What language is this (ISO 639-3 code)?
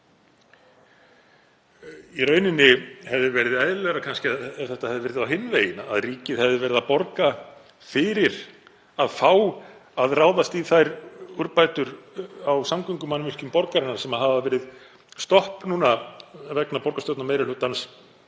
isl